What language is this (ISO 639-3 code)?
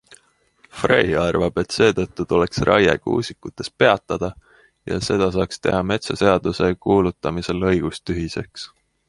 est